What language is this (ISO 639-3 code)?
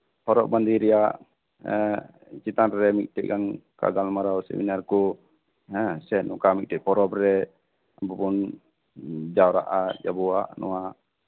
sat